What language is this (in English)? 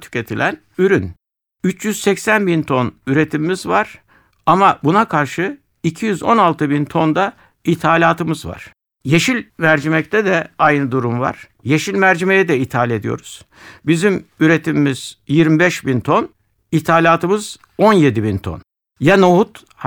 Turkish